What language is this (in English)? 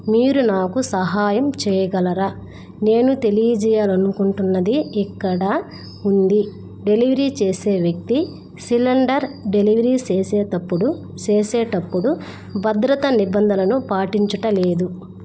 Telugu